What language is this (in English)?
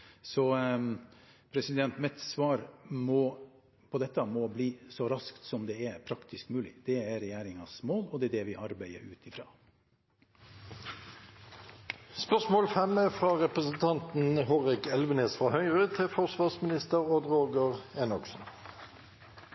Norwegian